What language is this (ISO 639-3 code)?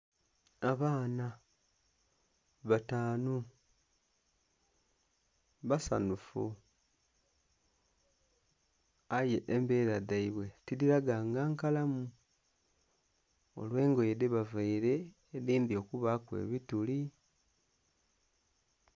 xog